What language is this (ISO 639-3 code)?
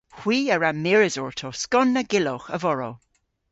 cor